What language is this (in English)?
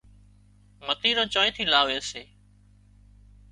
Wadiyara Koli